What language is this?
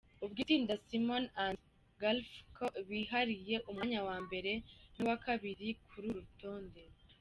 Kinyarwanda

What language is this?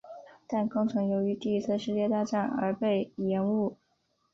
Chinese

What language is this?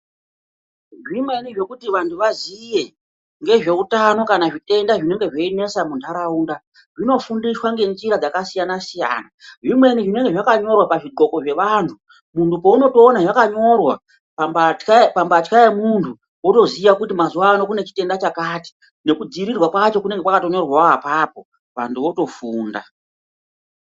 Ndau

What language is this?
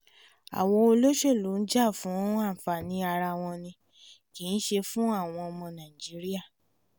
Yoruba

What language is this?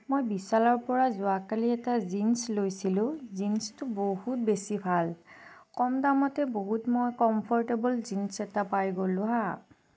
Assamese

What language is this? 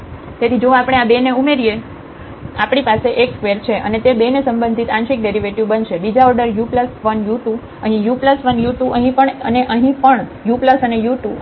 Gujarati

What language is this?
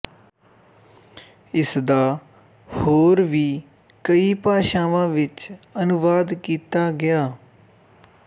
Punjabi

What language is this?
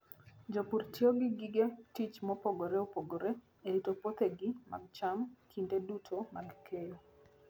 Luo (Kenya and Tanzania)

